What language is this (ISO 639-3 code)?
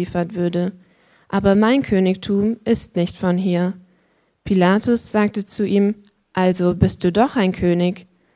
deu